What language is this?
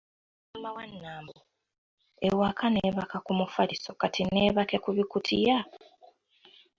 Ganda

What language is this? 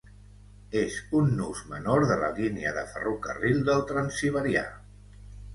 Catalan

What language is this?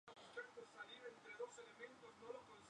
Spanish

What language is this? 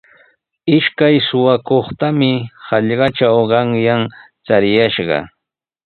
Sihuas Ancash Quechua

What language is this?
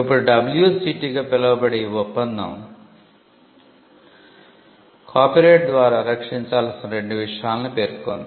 Telugu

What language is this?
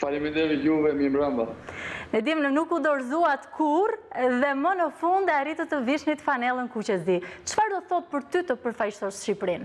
Romanian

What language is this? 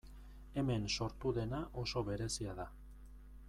Basque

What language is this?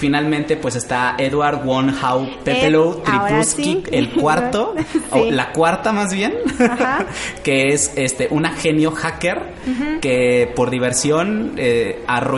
Spanish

